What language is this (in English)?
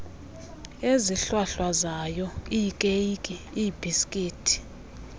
Xhosa